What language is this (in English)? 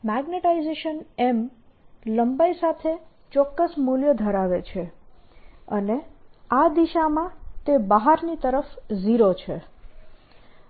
Gujarati